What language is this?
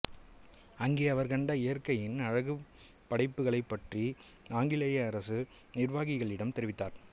Tamil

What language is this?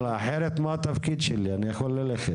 Hebrew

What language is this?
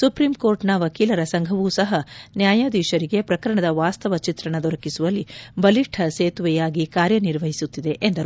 Kannada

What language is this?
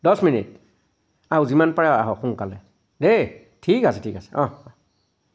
Assamese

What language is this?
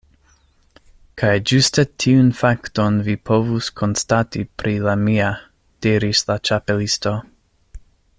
Esperanto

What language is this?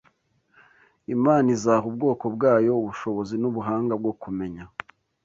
Kinyarwanda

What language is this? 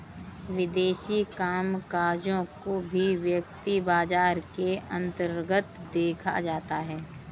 Hindi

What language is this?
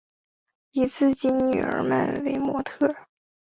Chinese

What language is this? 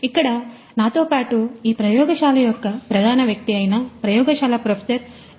Telugu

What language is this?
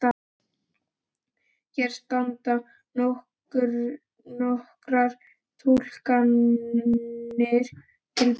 Icelandic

